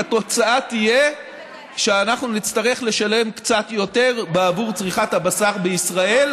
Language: Hebrew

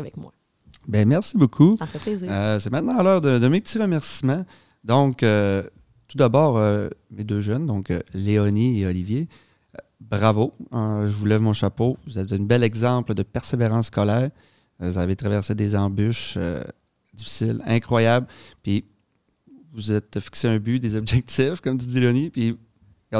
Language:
French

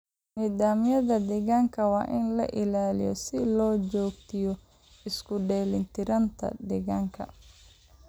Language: Somali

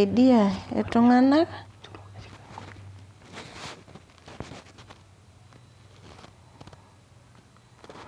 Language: Masai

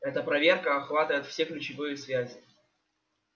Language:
Russian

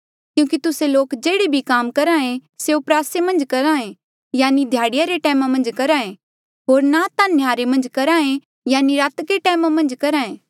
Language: Mandeali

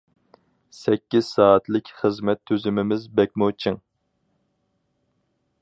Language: Uyghur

